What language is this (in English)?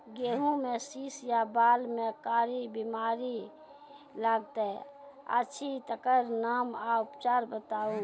Maithili